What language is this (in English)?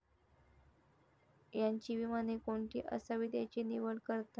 Marathi